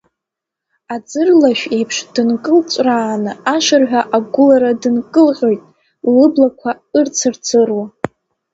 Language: Abkhazian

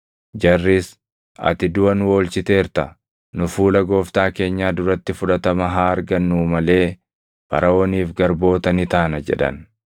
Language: Oromo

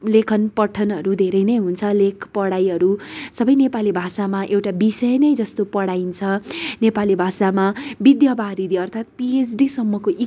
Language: Nepali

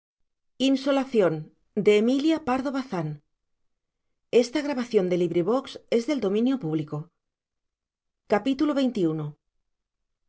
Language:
Spanish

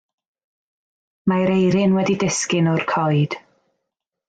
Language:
Welsh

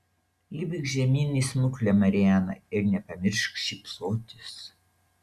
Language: Lithuanian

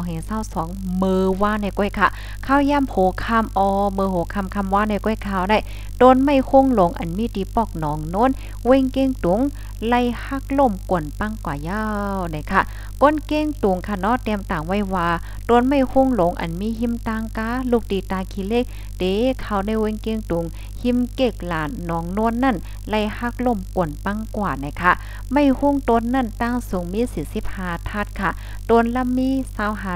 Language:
Thai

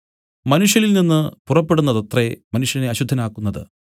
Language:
Malayalam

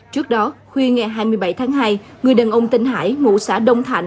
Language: Vietnamese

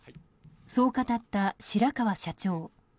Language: Japanese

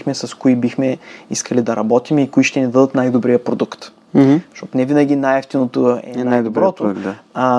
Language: Bulgarian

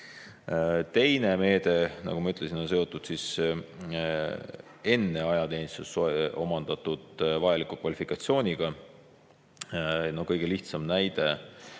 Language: Estonian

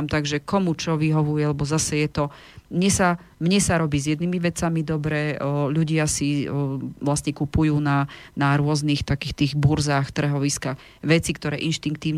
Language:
Slovak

